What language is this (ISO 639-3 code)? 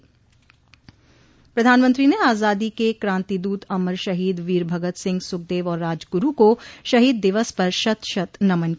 hin